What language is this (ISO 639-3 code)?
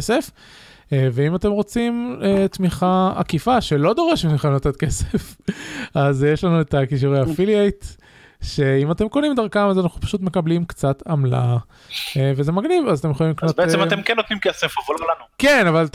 heb